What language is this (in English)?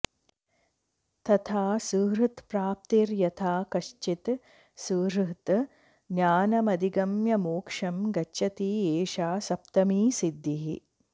Sanskrit